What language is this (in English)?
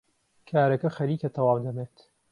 Central Kurdish